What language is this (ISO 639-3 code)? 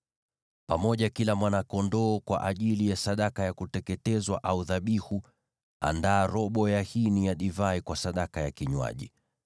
swa